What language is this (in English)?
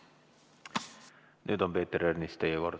Estonian